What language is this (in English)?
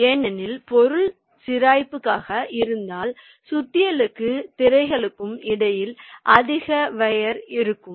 Tamil